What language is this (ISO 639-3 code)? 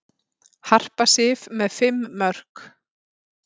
isl